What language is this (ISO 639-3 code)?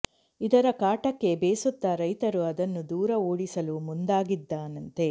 kan